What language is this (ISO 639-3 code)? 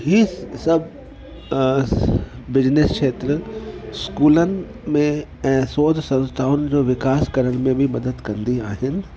snd